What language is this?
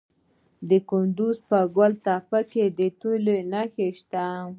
Pashto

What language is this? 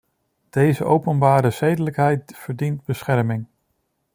Dutch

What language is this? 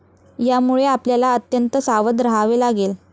Marathi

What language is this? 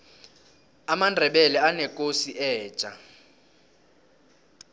South Ndebele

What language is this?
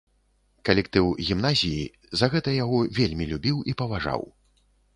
Belarusian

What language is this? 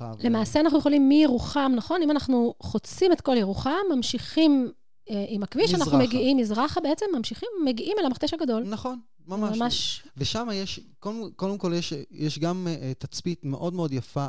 Hebrew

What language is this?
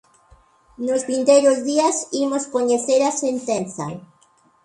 Galician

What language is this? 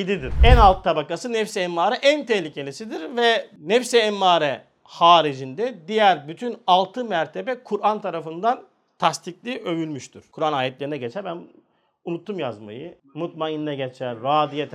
Turkish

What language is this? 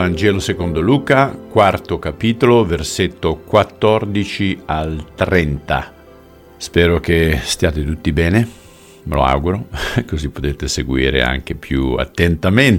Italian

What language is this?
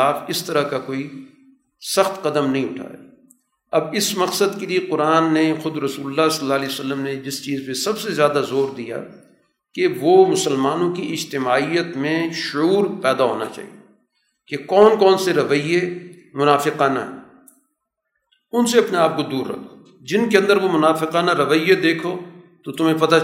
Urdu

